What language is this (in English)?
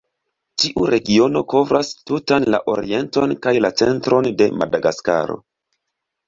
Esperanto